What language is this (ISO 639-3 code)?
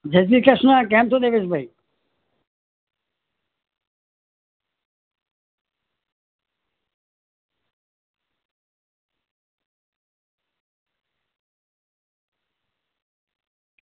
guj